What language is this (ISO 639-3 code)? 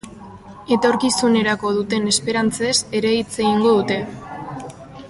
eus